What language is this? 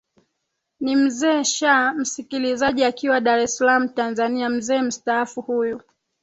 Swahili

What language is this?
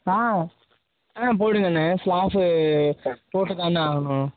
Tamil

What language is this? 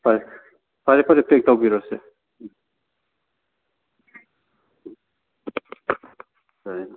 Manipuri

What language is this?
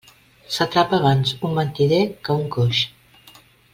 Catalan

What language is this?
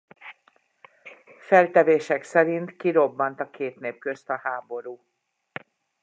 Hungarian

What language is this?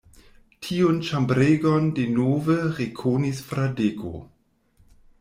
Esperanto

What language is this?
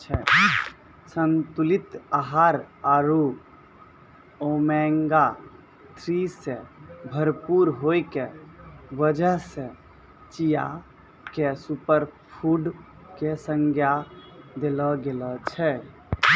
Maithili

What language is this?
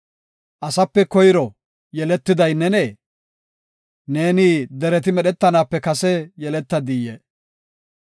Gofa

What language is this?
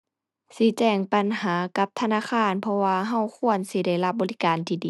Thai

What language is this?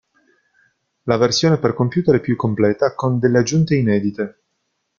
Italian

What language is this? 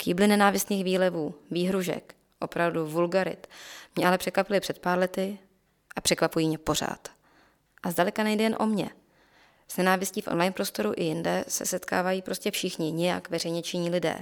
Czech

